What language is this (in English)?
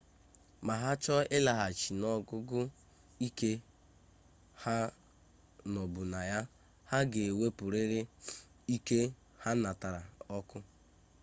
Igbo